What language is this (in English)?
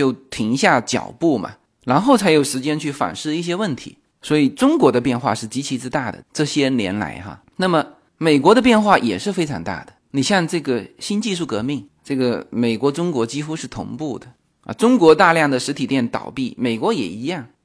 Chinese